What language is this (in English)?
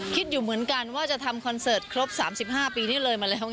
Thai